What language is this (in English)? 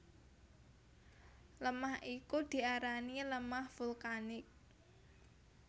Javanese